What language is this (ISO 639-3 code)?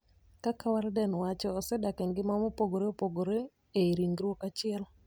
luo